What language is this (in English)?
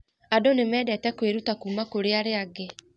Kikuyu